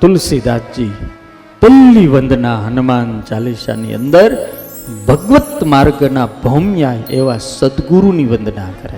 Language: Gujarati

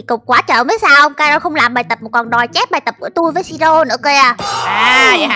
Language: Vietnamese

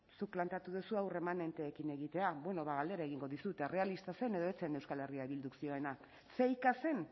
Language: Basque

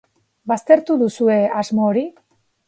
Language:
Basque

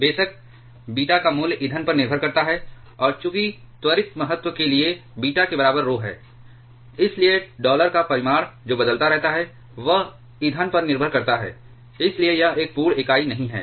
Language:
Hindi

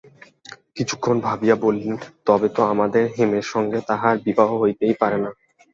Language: Bangla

